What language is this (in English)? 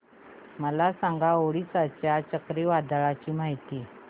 Marathi